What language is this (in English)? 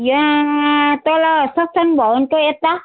Nepali